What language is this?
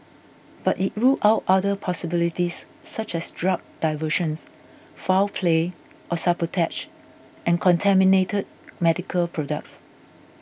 English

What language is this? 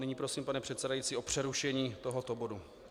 Czech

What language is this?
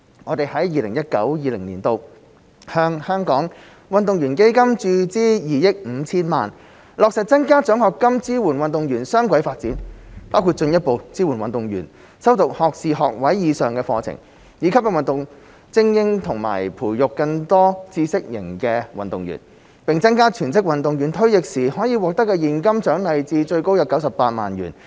Cantonese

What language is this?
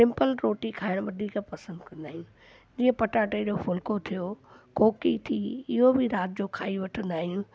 Sindhi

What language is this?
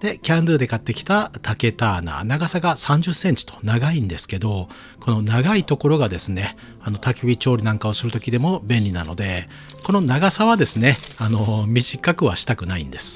Japanese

